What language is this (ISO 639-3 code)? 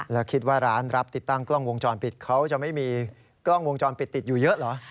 tha